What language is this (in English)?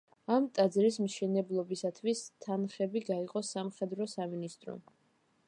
Georgian